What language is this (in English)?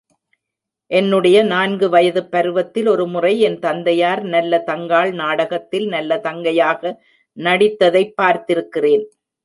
Tamil